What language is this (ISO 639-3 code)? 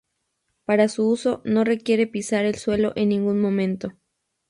spa